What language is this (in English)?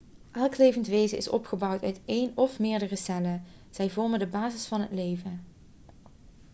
Dutch